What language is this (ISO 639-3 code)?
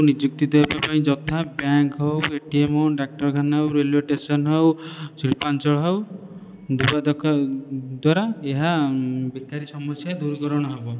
ori